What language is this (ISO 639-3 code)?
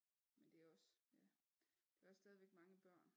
dan